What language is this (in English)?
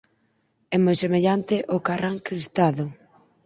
Galician